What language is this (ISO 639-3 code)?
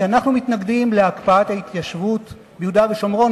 heb